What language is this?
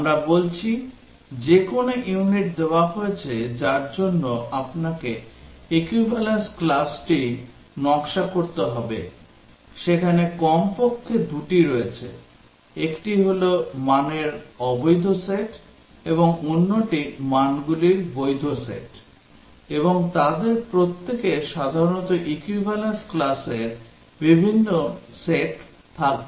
Bangla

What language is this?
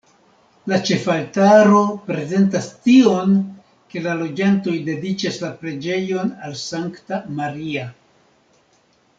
Esperanto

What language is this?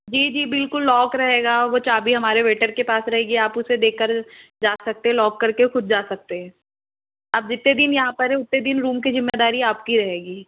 Hindi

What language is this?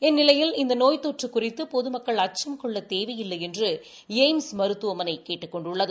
Tamil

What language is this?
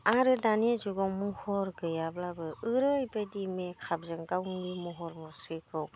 Bodo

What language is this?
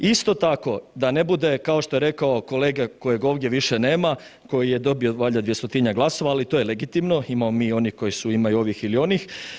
Croatian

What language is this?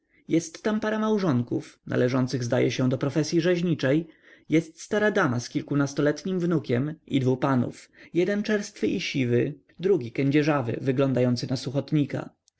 Polish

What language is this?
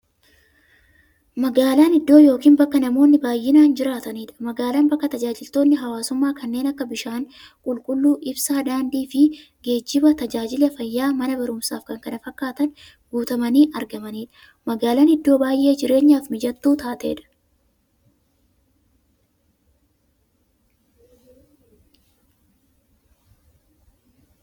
Oromo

